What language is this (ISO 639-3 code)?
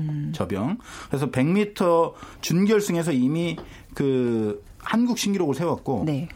kor